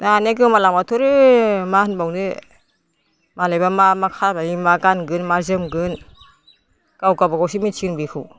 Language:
Bodo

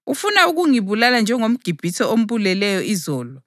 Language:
North Ndebele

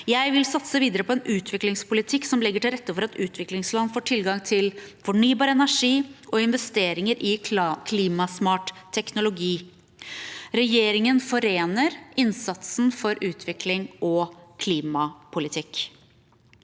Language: Norwegian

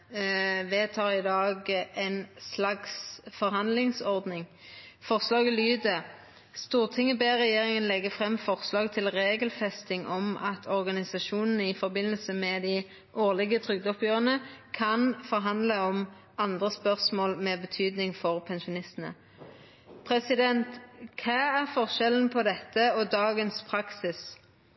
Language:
Norwegian Nynorsk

